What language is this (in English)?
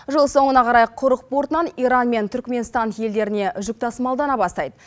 Kazakh